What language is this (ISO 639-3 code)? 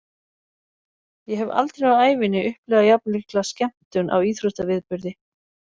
isl